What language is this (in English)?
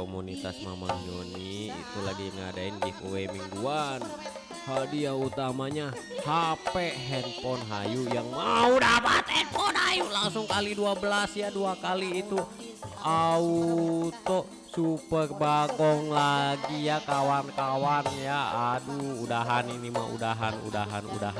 Indonesian